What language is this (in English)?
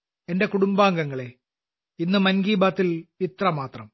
Malayalam